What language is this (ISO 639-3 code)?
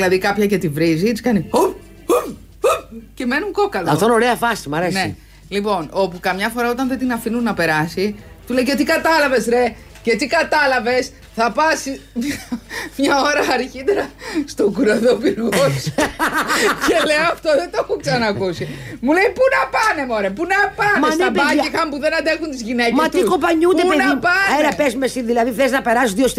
ell